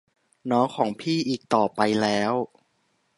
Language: Thai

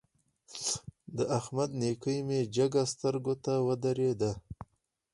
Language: Pashto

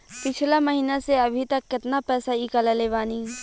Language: Bhojpuri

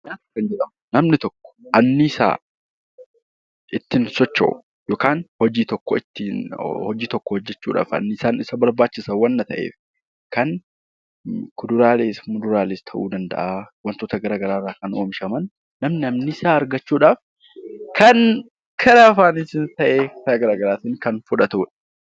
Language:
Oromo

